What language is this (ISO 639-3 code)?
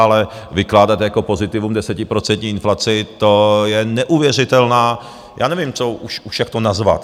ces